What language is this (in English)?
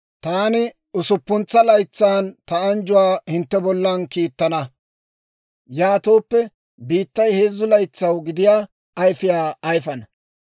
Dawro